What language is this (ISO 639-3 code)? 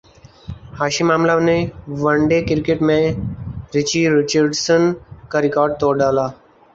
urd